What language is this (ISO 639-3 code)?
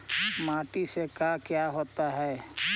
mag